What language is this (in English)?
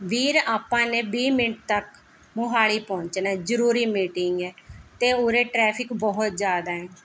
Punjabi